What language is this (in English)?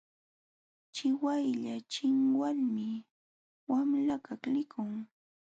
Jauja Wanca Quechua